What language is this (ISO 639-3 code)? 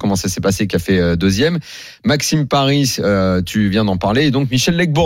fra